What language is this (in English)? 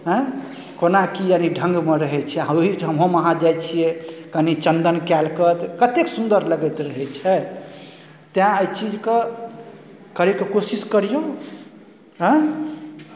Maithili